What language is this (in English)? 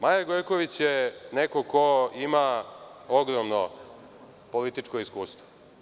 Serbian